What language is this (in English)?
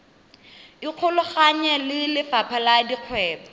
Tswana